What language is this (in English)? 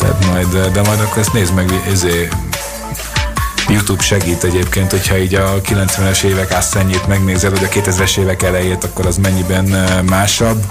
Hungarian